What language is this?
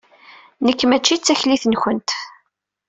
Kabyle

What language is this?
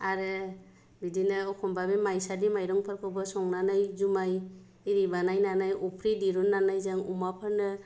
Bodo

